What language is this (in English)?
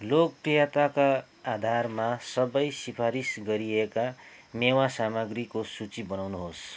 Nepali